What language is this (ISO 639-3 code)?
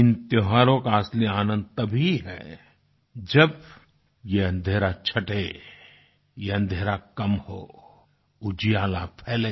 hin